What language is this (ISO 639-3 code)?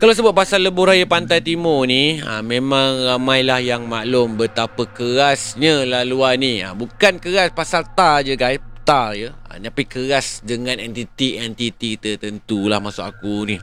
msa